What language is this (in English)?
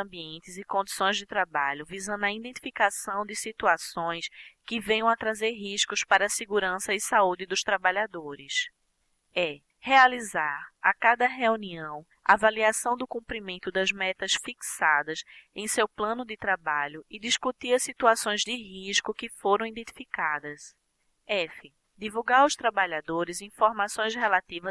Portuguese